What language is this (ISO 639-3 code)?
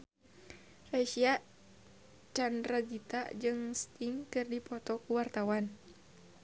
sun